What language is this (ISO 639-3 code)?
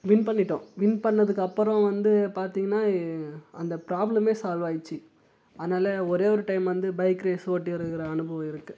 tam